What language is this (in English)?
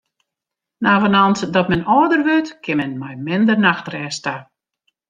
Western Frisian